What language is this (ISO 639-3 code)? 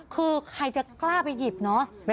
tha